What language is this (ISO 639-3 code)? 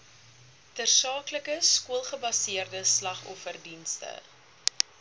afr